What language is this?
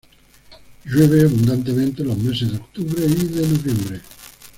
Spanish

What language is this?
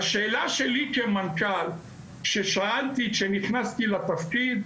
Hebrew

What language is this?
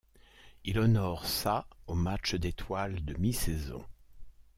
French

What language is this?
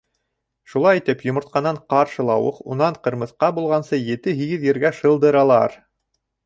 Bashkir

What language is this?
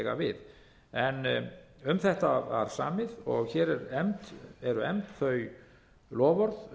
Icelandic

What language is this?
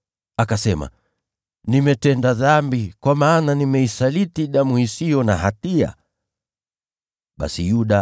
Swahili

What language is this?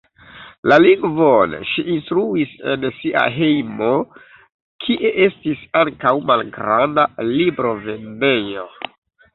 Esperanto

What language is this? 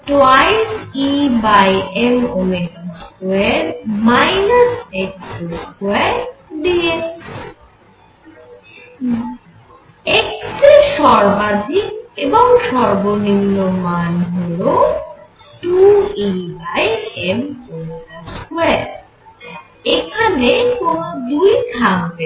Bangla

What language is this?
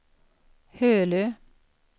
Swedish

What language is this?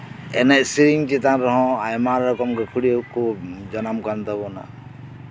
Santali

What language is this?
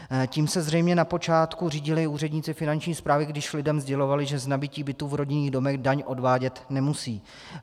Czech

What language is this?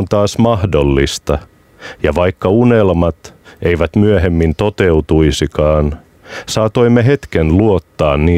Finnish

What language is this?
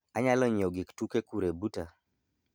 Luo (Kenya and Tanzania)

